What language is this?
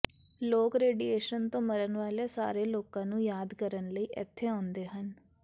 Punjabi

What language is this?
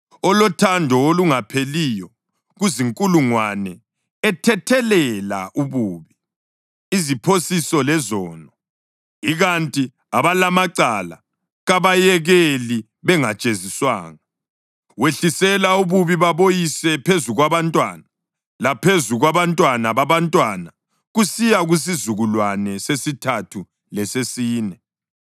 North Ndebele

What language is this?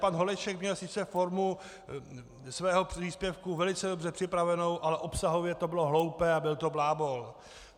Czech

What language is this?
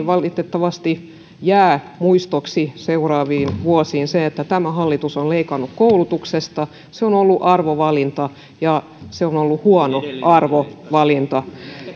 Finnish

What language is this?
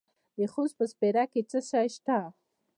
Pashto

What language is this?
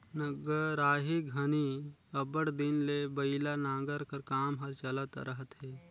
Chhattisgarhi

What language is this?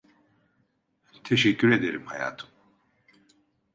Turkish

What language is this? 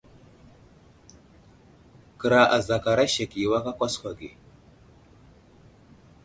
Wuzlam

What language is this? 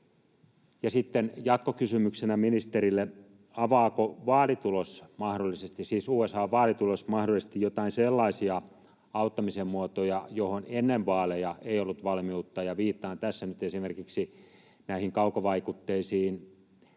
Finnish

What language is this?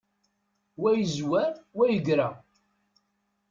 Kabyle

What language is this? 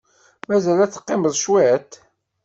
Kabyle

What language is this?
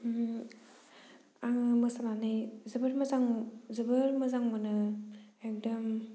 Bodo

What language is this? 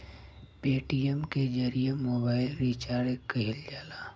Bhojpuri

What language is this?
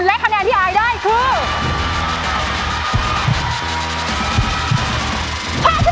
Thai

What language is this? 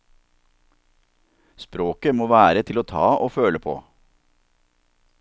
Norwegian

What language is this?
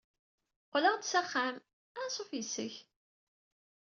Kabyle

